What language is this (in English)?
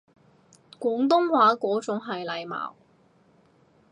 Cantonese